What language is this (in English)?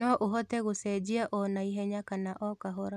Kikuyu